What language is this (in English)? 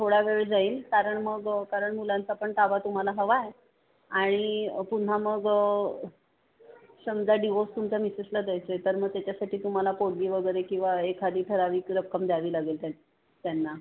Marathi